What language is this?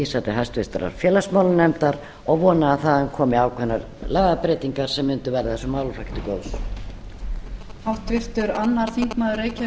Icelandic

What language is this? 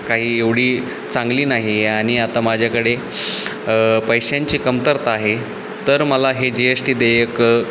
Marathi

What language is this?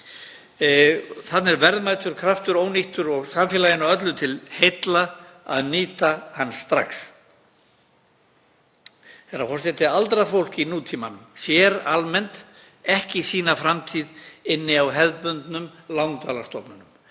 Icelandic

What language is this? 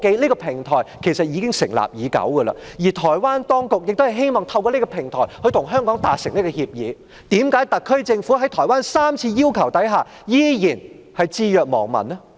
Cantonese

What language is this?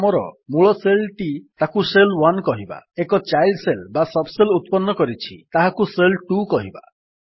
Odia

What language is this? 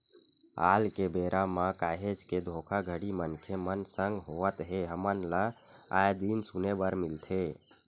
Chhattisgarhi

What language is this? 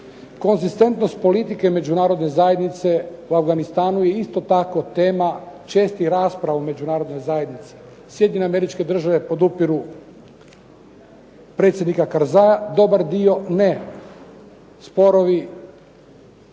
Croatian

